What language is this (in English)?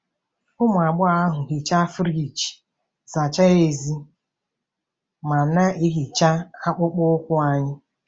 Igbo